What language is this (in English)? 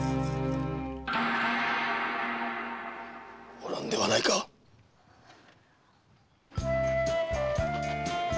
Japanese